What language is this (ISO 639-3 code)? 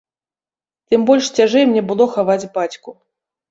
bel